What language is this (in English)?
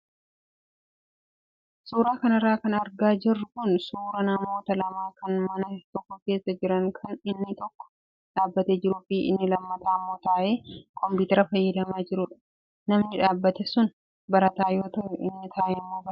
Oromo